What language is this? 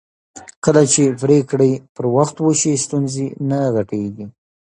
Pashto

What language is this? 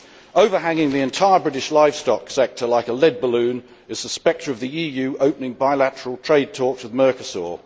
English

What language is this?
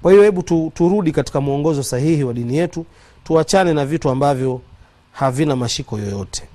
Swahili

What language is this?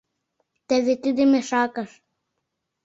Mari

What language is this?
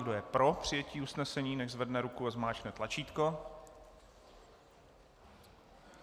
Czech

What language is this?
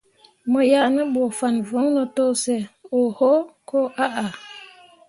Mundang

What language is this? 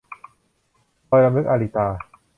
Thai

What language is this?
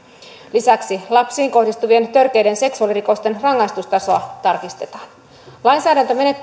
Finnish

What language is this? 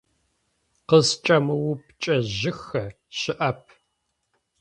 Adyghe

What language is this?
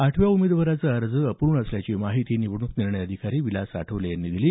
Marathi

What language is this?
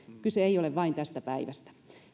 Finnish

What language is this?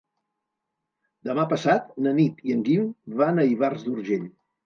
Catalan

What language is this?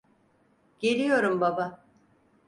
Turkish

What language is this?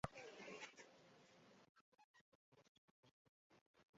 Chinese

